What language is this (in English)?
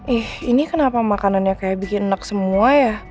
Indonesian